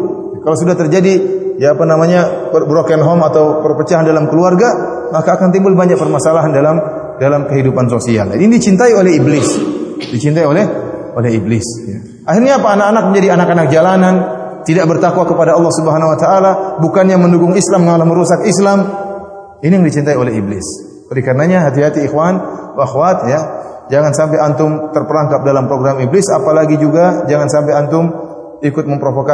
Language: Indonesian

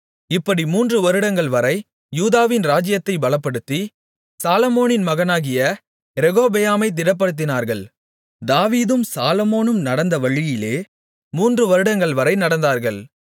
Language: Tamil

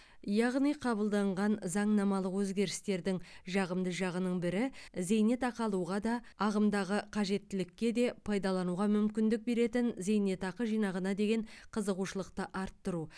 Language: Kazakh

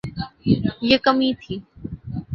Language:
Urdu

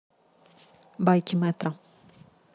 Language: Russian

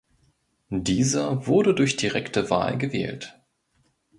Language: German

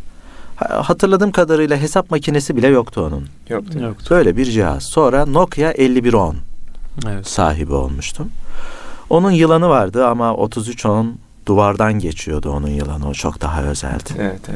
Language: Turkish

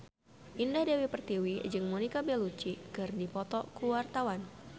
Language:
Sundanese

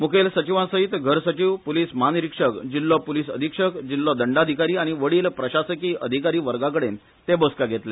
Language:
Konkani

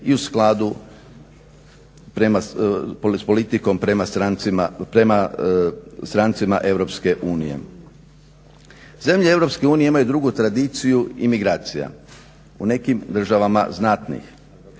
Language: Croatian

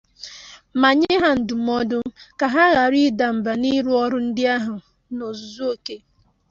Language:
Igbo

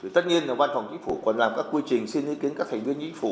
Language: Vietnamese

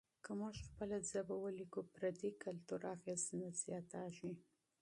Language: Pashto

